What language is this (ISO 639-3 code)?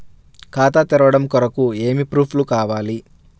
tel